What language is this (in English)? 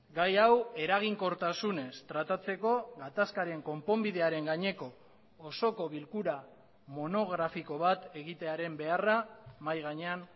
Basque